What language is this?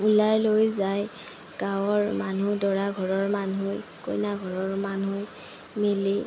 Assamese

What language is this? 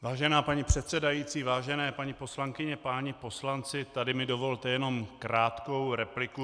Czech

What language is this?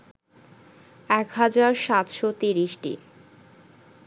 Bangla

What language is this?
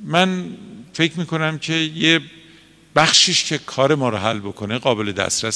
Persian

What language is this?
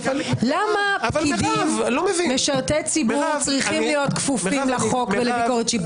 Hebrew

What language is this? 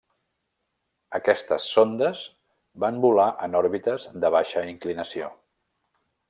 Catalan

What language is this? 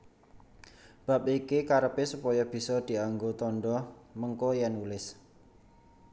Javanese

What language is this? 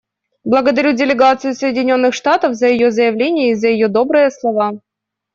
Russian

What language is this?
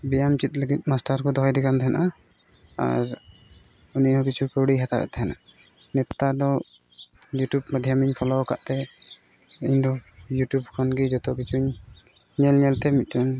Santali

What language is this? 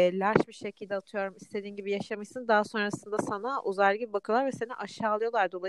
Turkish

